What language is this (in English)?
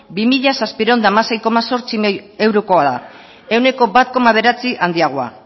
Basque